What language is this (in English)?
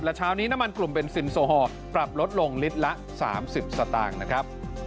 Thai